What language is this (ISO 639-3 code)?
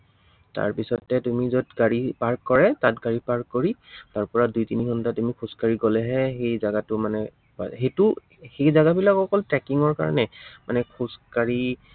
asm